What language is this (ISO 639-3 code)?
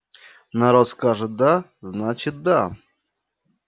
rus